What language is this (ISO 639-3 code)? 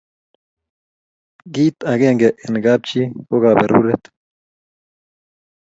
kln